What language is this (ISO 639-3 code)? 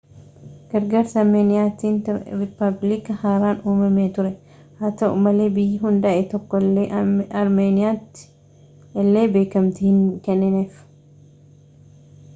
orm